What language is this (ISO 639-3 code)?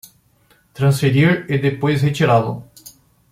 por